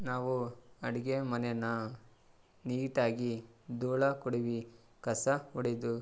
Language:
Kannada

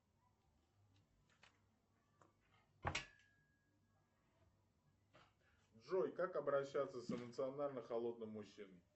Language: Russian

